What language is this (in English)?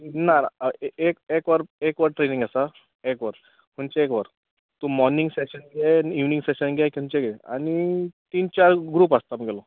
Konkani